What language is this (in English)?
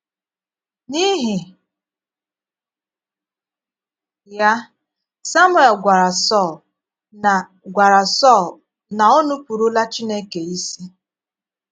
Igbo